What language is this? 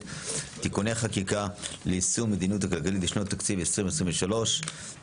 Hebrew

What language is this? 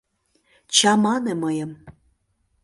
Mari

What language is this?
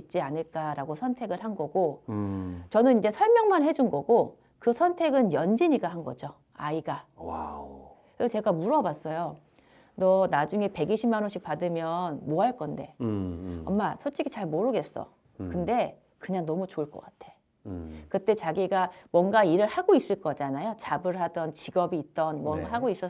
Korean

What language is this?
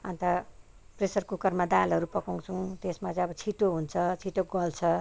Nepali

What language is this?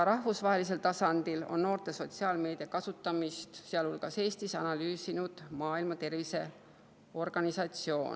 Estonian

